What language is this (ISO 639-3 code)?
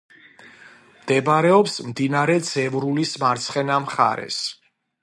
kat